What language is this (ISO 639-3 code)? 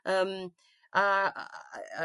cym